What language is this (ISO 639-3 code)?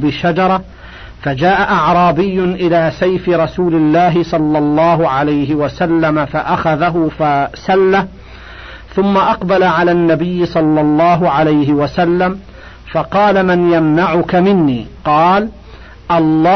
ara